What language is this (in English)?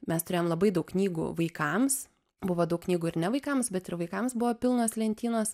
Lithuanian